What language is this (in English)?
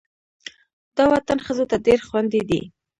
Pashto